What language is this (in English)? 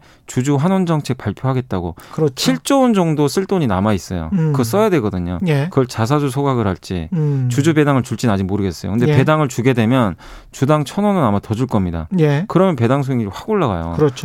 Korean